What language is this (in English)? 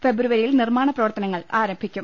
Malayalam